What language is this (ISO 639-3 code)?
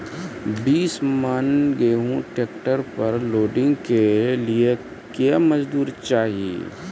mai